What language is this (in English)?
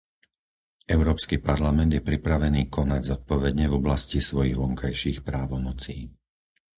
Slovak